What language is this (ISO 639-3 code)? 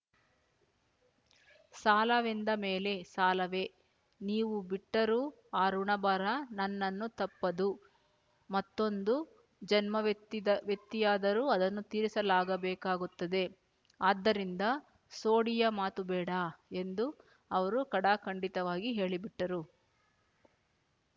kan